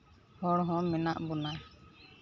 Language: Santali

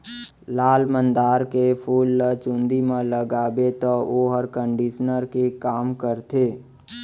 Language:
Chhattisgarhi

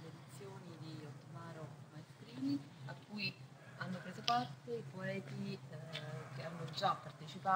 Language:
Italian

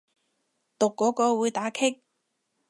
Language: Cantonese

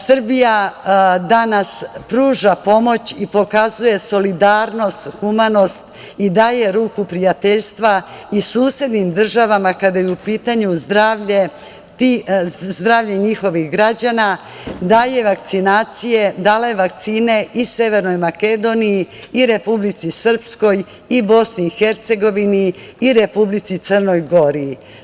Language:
Serbian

